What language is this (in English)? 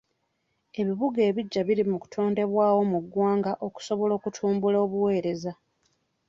Ganda